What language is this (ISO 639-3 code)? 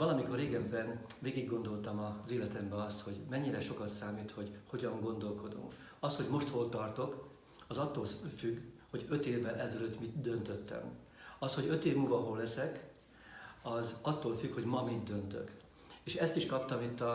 hun